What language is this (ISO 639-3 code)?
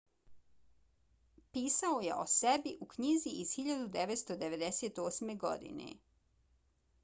bos